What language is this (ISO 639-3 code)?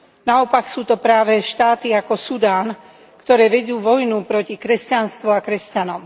slk